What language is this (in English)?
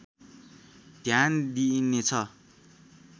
Nepali